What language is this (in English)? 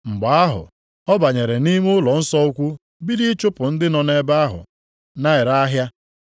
Igbo